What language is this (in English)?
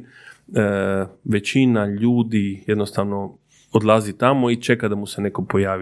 Croatian